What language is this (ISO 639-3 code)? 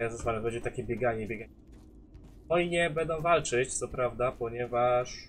pol